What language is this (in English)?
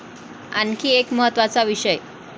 Marathi